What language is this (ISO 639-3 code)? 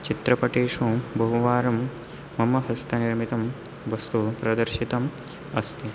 san